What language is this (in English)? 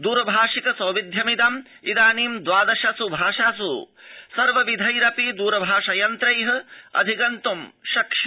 Sanskrit